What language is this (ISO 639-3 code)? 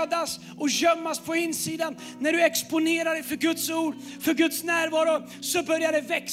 swe